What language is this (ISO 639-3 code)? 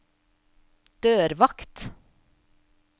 nor